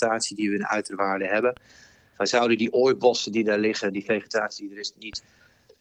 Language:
Dutch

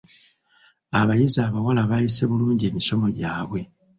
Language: Ganda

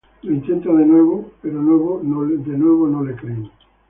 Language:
Spanish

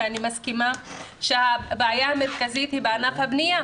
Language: Hebrew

